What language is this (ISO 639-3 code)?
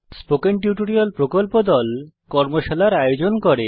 ben